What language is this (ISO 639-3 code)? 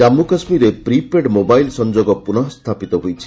ori